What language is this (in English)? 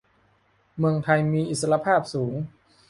Thai